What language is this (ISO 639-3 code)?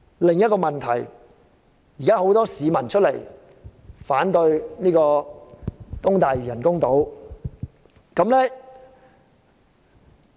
yue